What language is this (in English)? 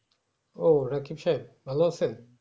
Bangla